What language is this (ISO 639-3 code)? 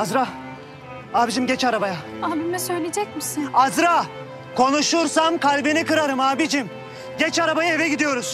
tur